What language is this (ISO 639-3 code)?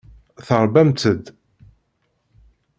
kab